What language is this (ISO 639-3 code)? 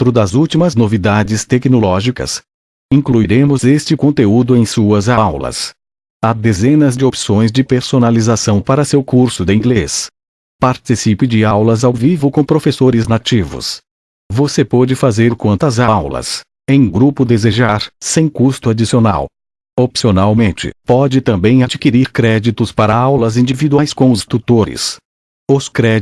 por